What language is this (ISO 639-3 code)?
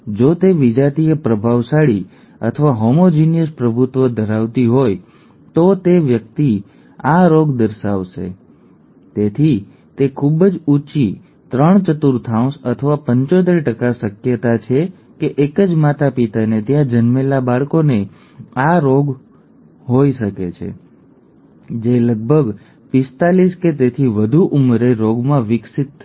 guj